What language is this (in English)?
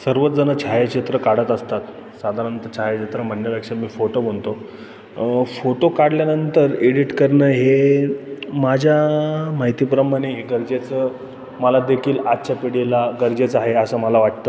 Marathi